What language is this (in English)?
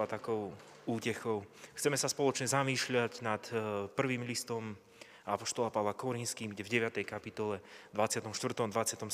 Slovak